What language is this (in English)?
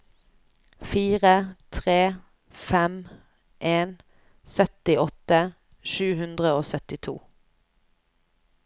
Norwegian